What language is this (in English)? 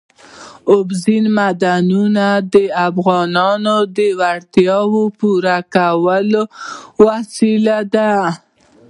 Pashto